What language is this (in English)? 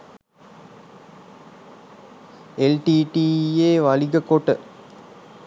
Sinhala